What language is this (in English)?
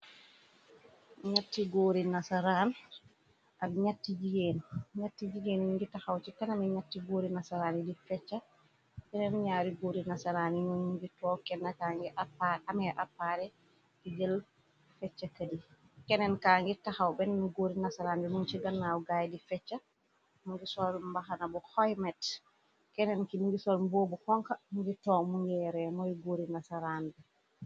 Wolof